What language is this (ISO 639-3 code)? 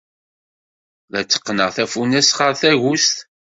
kab